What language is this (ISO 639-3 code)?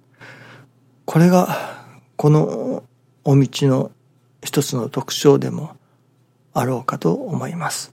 jpn